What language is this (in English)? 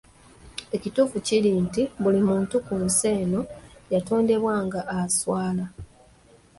Ganda